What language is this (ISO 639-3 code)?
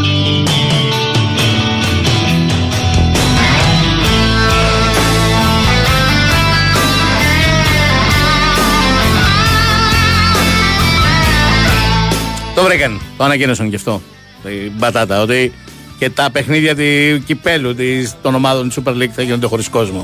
ell